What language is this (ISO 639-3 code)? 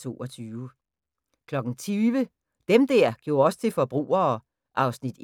dan